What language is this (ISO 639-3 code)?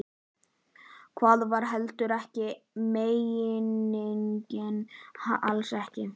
isl